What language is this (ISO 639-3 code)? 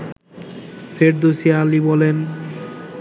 ben